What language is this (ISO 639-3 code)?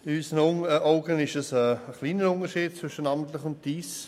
gsw